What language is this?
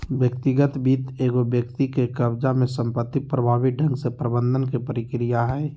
Magahi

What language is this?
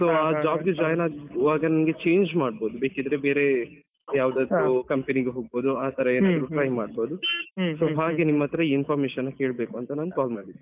Kannada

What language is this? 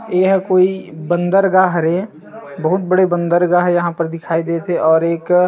Chhattisgarhi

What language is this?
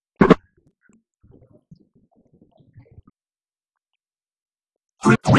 English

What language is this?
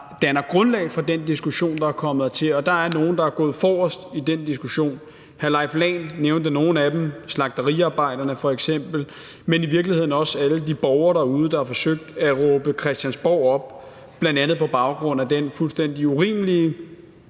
Danish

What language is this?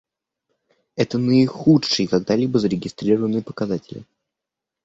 Russian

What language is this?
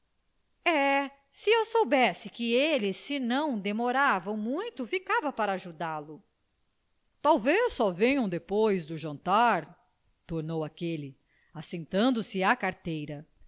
Portuguese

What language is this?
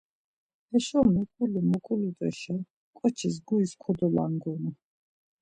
Laz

